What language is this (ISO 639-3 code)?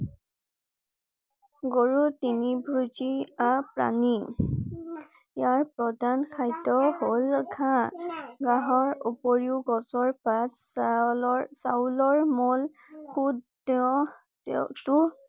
asm